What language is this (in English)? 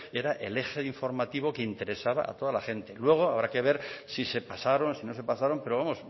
Spanish